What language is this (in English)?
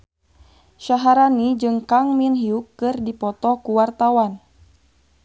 Sundanese